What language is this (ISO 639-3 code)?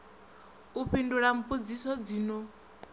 ven